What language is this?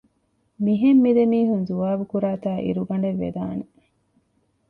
Divehi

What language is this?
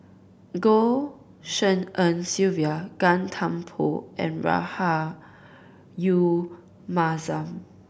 English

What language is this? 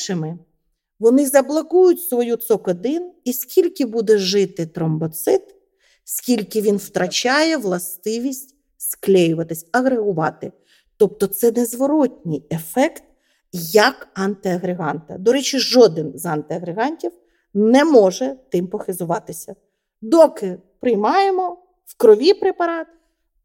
Ukrainian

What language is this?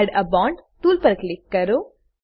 Gujarati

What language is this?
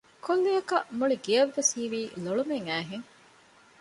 Divehi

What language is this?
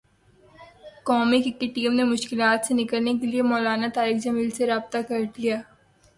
Urdu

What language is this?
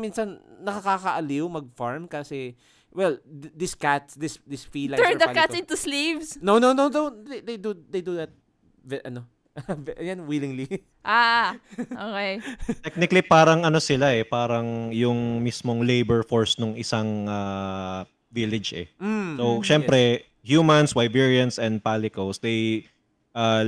Filipino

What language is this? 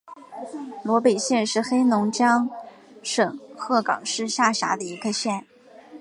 Chinese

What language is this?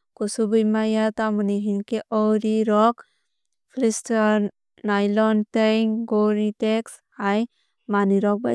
Kok Borok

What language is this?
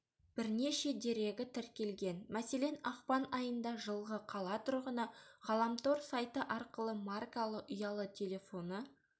Kazakh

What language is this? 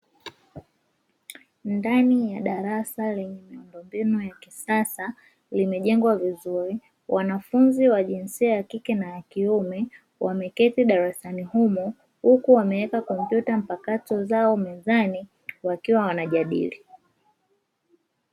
Swahili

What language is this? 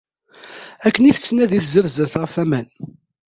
Kabyle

